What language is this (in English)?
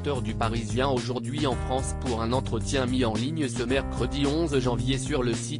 French